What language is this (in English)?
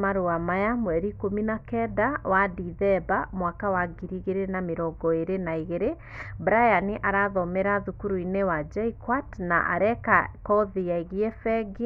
Kikuyu